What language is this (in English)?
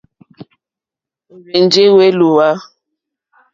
Mokpwe